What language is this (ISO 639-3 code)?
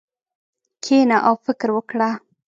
pus